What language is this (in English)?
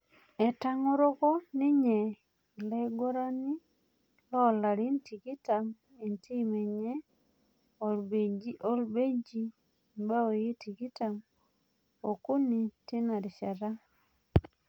Masai